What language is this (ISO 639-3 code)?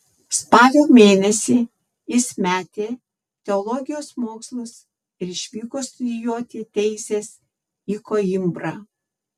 lit